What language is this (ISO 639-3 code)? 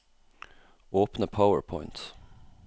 nor